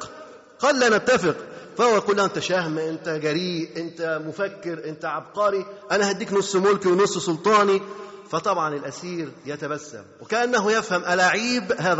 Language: Arabic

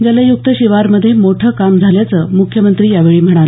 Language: Marathi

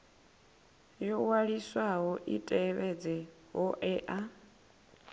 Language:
Venda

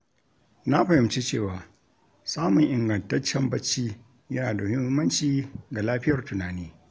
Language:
Hausa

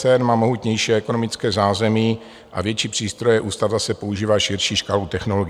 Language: Czech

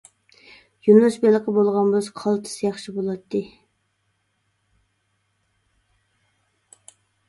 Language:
Uyghur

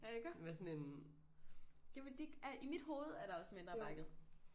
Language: Danish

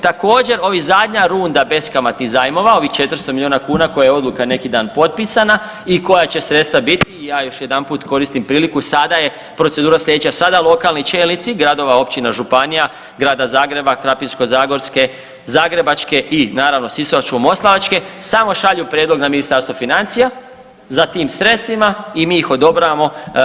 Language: Croatian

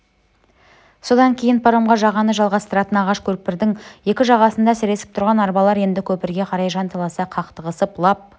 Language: Kazakh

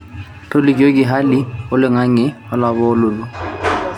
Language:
Masai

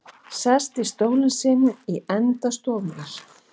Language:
Icelandic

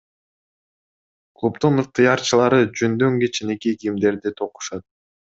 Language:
Kyrgyz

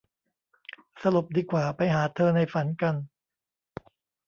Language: Thai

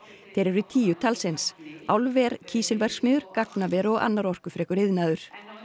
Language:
Icelandic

